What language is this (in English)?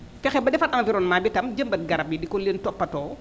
Wolof